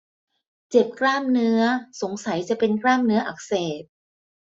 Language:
Thai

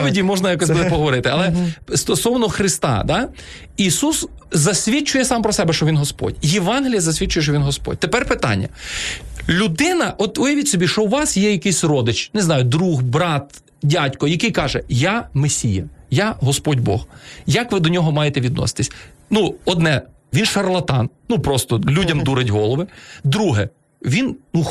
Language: Ukrainian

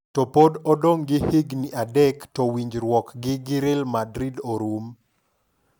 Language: Luo (Kenya and Tanzania)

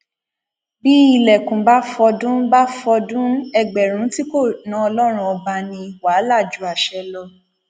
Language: Yoruba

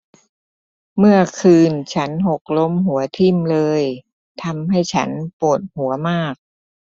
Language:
Thai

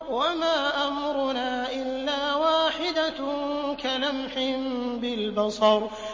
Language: Arabic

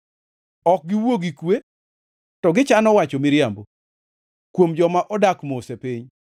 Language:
Luo (Kenya and Tanzania)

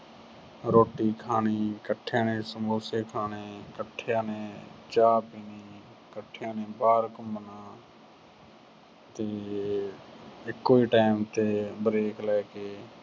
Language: Punjabi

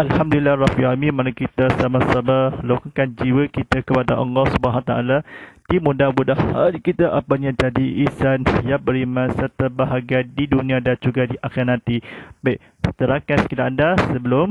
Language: Malay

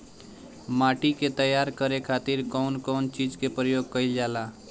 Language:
Bhojpuri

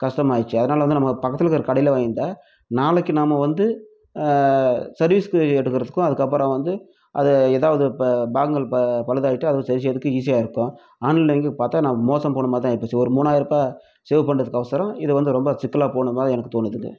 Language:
Tamil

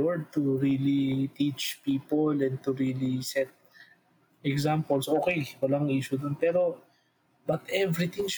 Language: Filipino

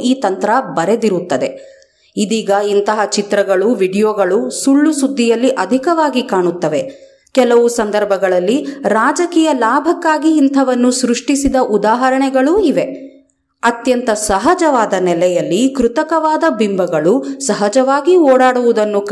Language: Kannada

